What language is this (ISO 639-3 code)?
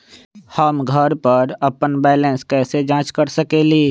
mag